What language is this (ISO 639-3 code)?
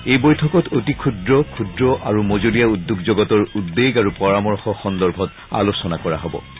asm